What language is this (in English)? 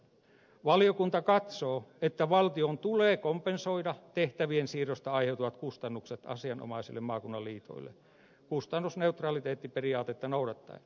Finnish